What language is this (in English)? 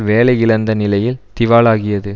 Tamil